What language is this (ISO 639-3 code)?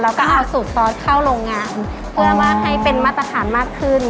tha